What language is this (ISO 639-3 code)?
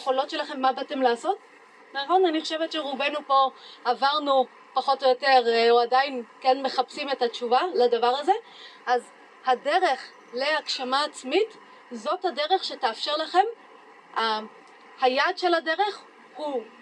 heb